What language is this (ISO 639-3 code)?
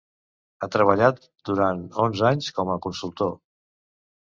cat